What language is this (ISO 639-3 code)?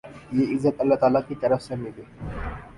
urd